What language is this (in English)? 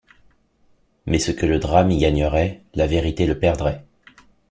French